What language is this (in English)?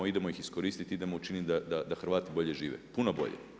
Croatian